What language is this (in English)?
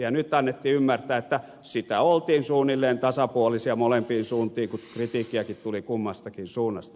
Finnish